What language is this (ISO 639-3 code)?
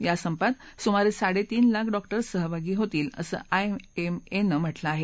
mar